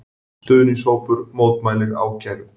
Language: Icelandic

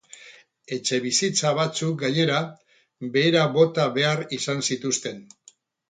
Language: Basque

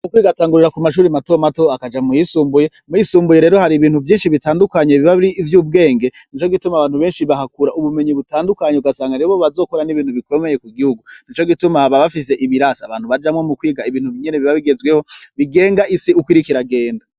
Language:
Rundi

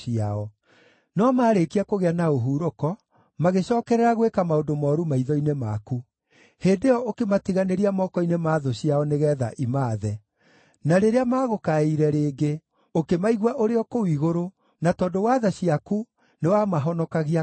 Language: Kikuyu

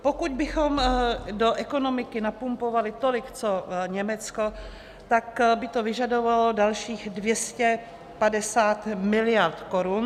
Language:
Czech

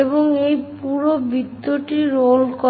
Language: Bangla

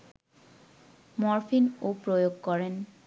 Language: Bangla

